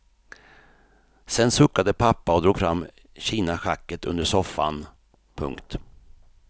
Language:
Swedish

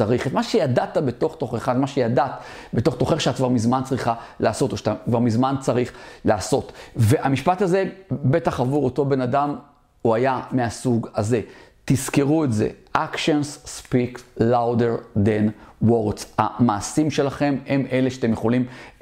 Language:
Hebrew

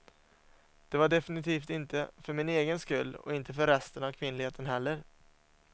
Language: Swedish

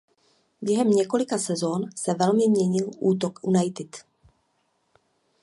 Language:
Czech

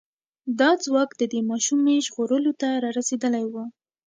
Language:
Pashto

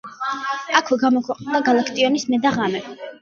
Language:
Georgian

